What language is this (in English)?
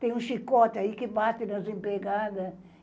Portuguese